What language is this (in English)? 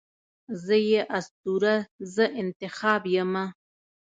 Pashto